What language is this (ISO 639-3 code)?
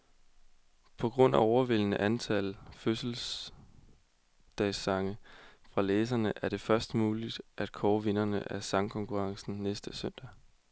dan